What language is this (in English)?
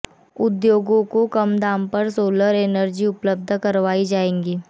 Hindi